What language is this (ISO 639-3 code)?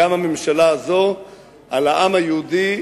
heb